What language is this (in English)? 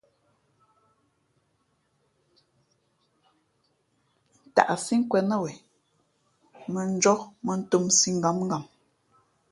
Fe'fe'